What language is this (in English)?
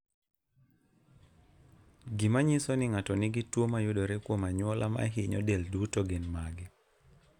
Luo (Kenya and Tanzania)